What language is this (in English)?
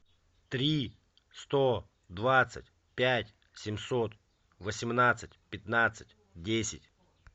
Russian